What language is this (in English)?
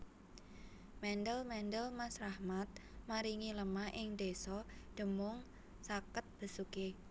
Javanese